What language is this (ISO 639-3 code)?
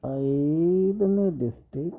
kan